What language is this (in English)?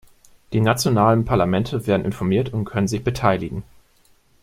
German